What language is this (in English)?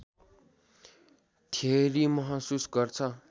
Nepali